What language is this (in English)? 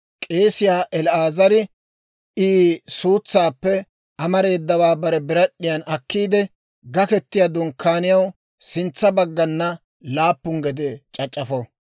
Dawro